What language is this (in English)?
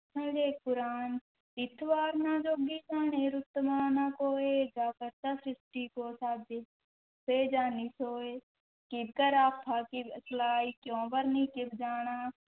Punjabi